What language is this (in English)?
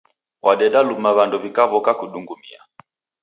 Taita